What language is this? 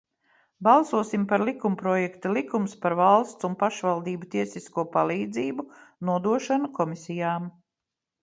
Latvian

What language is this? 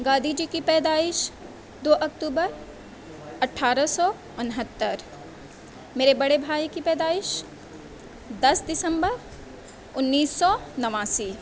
Urdu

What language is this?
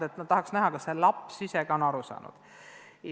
Estonian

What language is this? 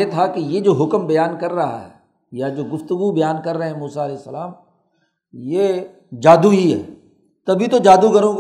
Urdu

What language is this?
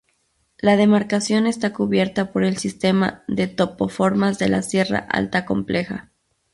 Spanish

